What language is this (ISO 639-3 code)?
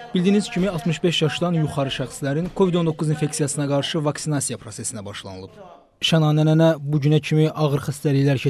tur